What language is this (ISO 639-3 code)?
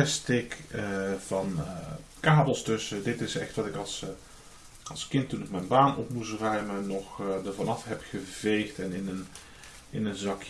nld